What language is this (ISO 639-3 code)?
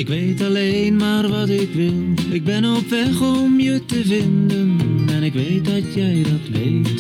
nld